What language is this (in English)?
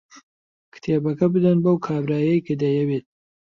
Central Kurdish